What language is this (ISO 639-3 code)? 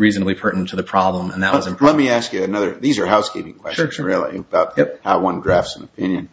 eng